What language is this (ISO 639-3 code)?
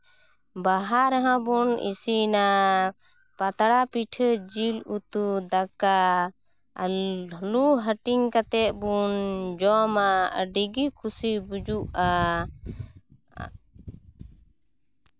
sat